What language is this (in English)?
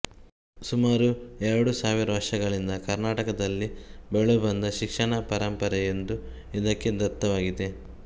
Kannada